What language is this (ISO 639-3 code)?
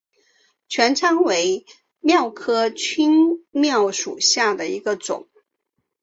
zho